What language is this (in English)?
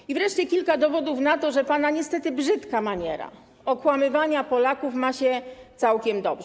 Polish